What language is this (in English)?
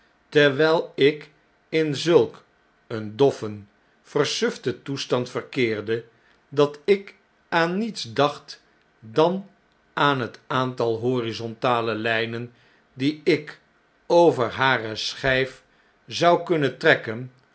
Dutch